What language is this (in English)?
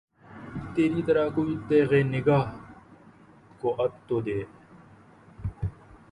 Urdu